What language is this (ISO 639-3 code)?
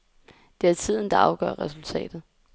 dan